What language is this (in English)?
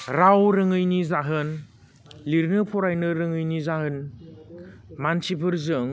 Bodo